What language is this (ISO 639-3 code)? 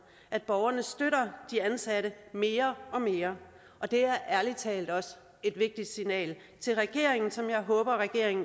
dan